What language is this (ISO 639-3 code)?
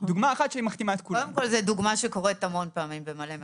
heb